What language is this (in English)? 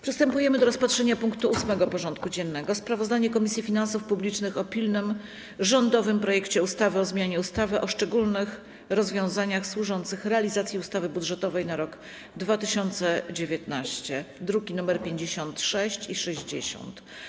Polish